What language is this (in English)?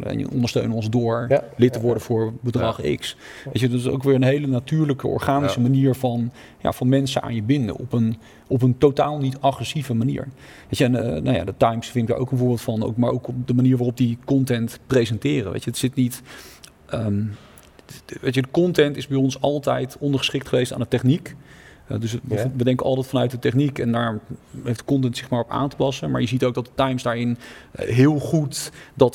Dutch